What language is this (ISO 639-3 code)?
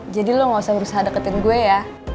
ind